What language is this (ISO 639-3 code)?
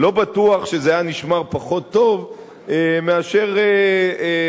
heb